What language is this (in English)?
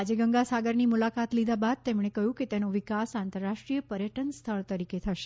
Gujarati